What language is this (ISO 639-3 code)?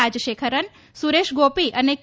guj